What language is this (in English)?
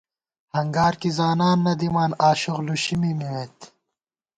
Gawar-Bati